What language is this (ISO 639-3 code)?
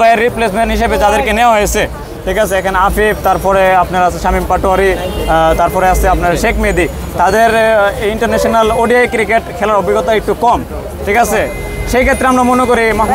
ron